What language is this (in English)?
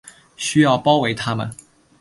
Chinese